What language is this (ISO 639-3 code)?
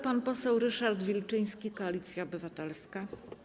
pol